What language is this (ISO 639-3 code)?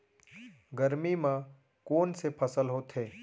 hne